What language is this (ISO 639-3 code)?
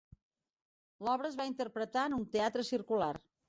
cat